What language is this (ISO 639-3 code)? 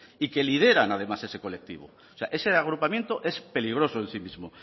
spa